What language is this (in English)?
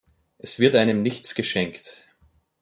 German